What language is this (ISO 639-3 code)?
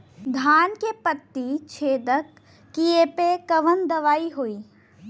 bho